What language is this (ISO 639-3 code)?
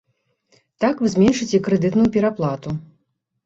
bel